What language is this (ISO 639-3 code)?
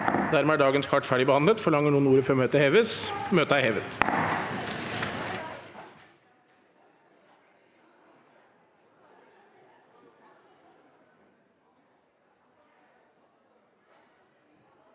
nor